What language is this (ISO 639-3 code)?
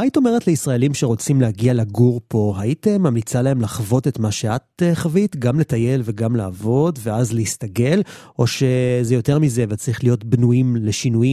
heb